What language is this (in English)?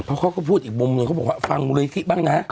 Thai